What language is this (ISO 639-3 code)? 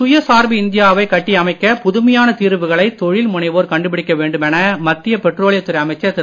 tam